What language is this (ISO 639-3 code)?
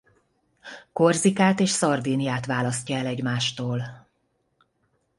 hun